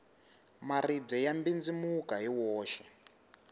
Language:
Tsonga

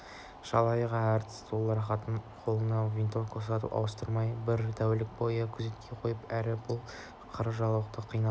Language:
Kazakh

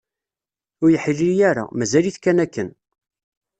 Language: Kabyle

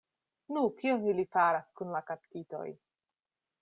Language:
Esperanto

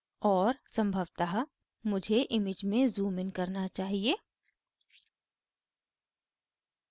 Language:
Hindi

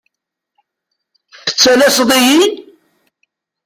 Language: Kabyle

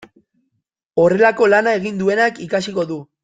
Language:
Basque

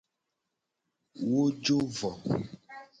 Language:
Gen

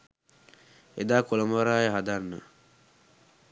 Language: Sinhala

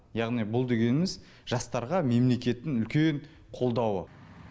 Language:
Kazakh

